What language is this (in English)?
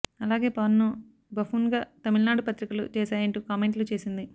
Telugu